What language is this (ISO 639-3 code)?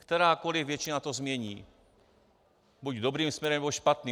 ces